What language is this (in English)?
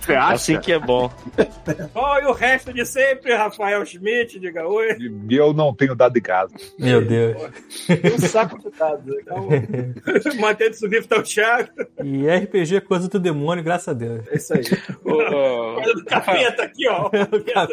Portuguese